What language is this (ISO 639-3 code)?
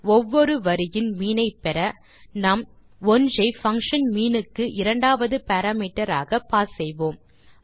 tam